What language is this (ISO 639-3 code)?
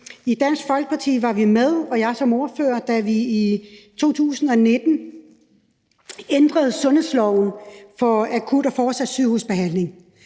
dan